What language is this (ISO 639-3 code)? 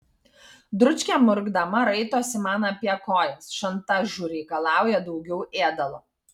lit